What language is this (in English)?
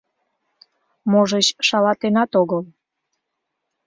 Mari